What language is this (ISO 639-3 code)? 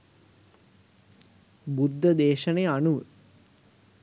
sin